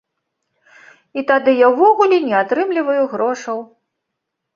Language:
Belarusian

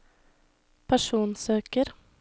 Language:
Norwegian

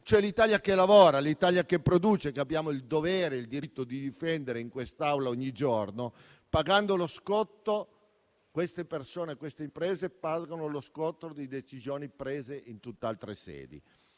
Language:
Italian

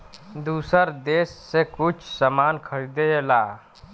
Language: Bhojpuri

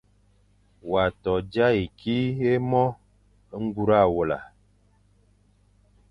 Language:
Fang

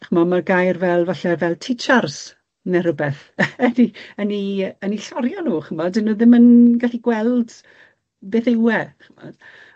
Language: Welsh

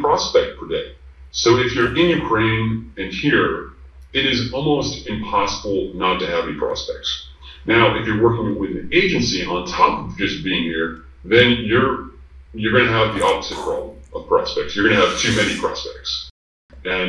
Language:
English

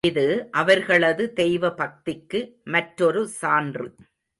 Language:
Tamil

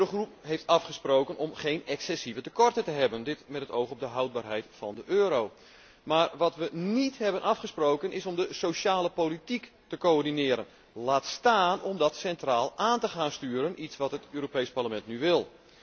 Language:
Dutch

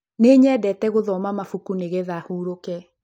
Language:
Kikuyu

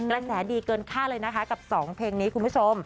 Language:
Thai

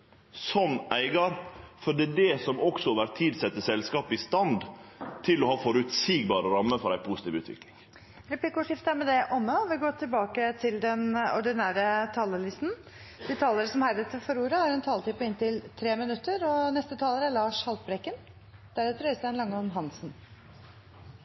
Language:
Norwegian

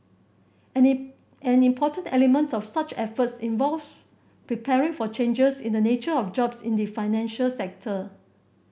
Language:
English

